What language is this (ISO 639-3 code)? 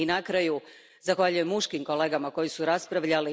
hrv